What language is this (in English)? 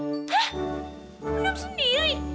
Indonesian